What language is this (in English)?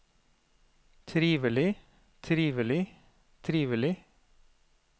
Norwegian